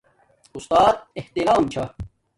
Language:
Domaaki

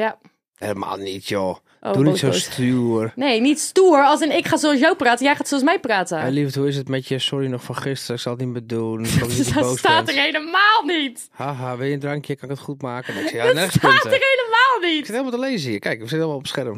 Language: Dutch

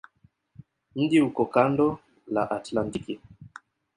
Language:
Swahili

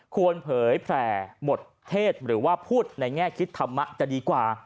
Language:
Thai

